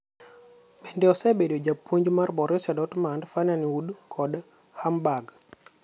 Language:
Luo (Kenya and Tanzania)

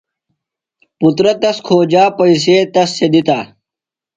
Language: Phalura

